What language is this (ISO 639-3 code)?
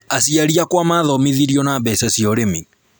kik